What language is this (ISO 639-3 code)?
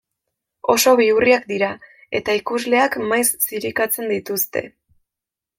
eus